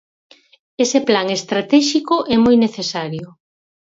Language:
Galician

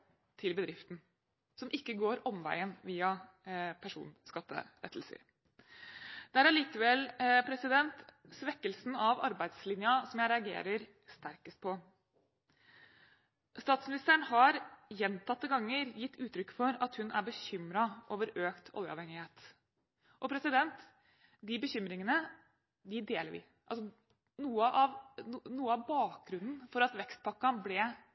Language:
Norwegian Bokmål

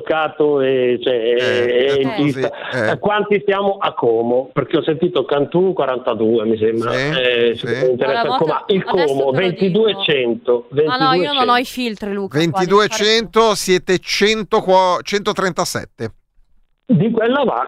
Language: Italian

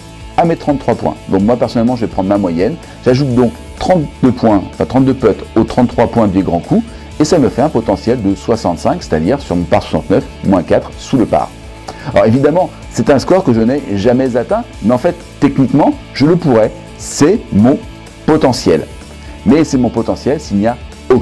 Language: French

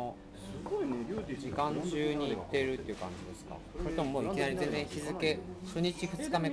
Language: Japanese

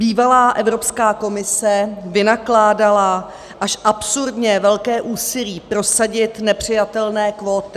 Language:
Czech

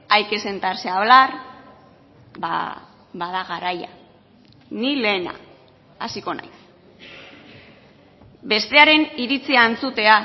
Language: Basque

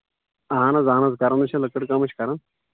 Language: Kashmiri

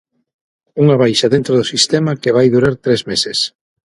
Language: Galician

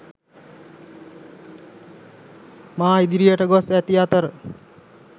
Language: Sinhala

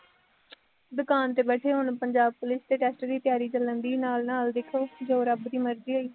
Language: Punjabi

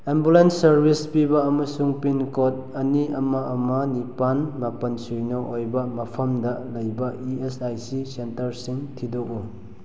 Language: Manipuri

